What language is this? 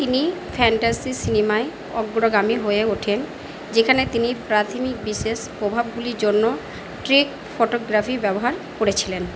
Bangla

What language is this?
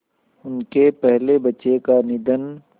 Hindi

